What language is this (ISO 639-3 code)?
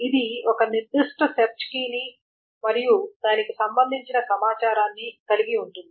tel